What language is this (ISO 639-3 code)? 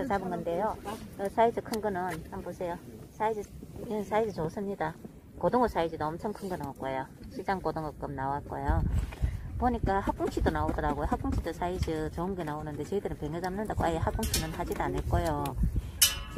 kor